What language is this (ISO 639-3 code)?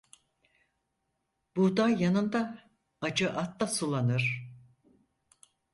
tur